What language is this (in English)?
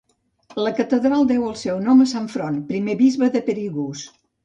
Catalan